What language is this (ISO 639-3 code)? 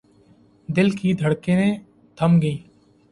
urd